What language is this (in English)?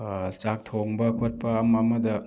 Manipuri